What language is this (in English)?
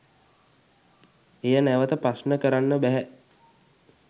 Sinhala